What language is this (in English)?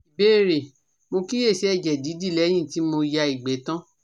Yoruba